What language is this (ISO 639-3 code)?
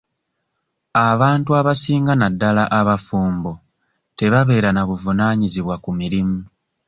lug